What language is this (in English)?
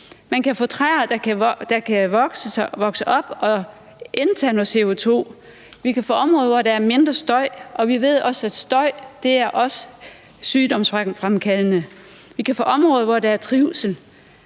Danish